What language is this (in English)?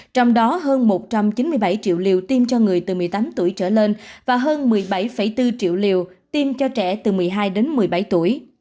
Vietnamese